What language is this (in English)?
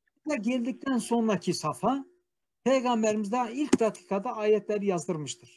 Turkish